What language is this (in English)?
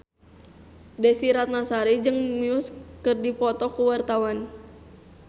Sundanese